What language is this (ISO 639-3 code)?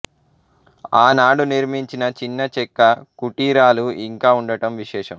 tel